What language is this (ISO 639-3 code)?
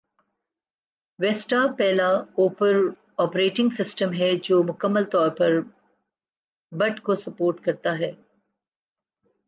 urd